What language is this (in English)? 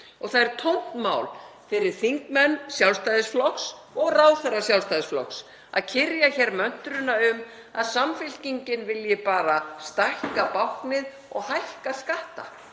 Icelandic